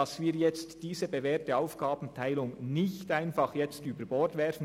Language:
Swiss German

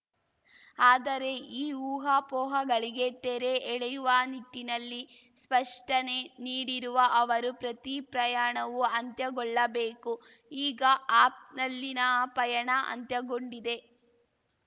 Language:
Kannada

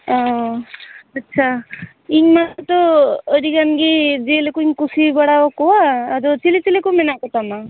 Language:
Santali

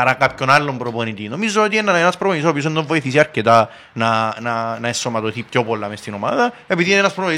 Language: Greek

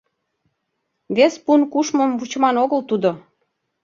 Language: Mari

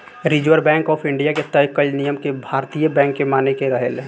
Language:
Bhojpuri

